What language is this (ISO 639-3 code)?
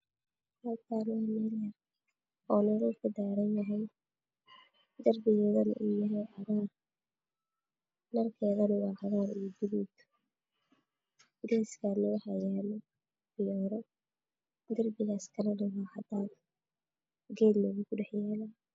som